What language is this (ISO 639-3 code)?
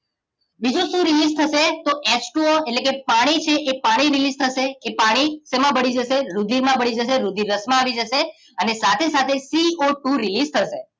guj